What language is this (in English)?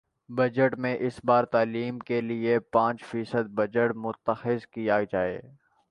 Urdu